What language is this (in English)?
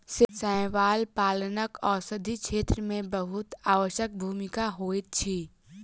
Maithili